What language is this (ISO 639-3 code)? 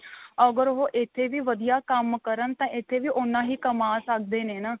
pan